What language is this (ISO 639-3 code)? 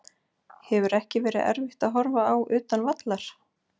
isl